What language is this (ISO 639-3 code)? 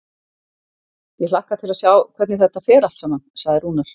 isl